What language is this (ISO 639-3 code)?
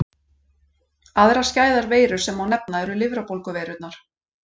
isl